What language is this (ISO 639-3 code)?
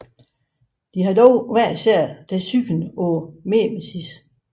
dan